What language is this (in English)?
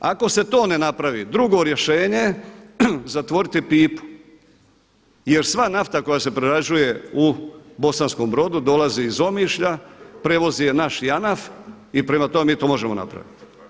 Croatian